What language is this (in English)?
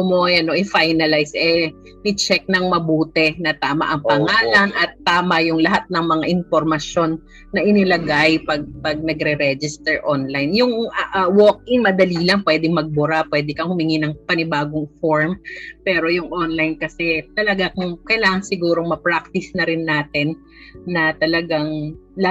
Filipino